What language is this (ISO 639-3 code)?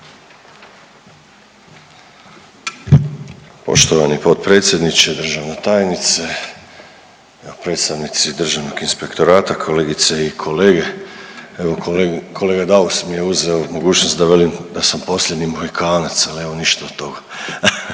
hrv